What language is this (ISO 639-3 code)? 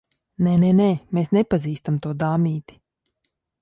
lav